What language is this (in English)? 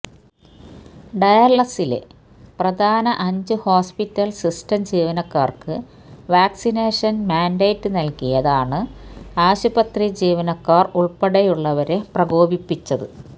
Malayalam